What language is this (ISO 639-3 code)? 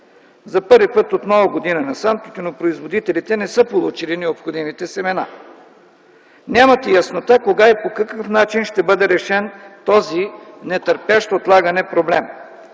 bul